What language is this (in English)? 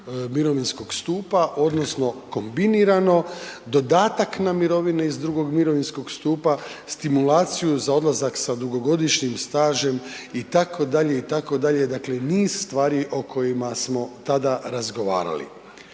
Croatian